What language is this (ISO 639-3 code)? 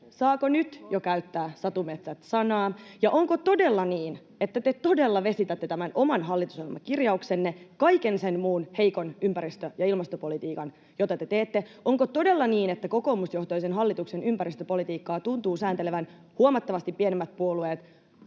fin